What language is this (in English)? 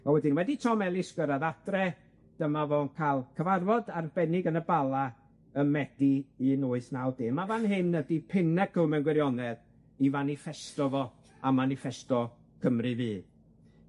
Welsh